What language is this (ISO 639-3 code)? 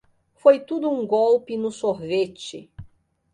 por